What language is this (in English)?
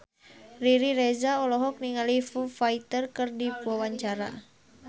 Sundanese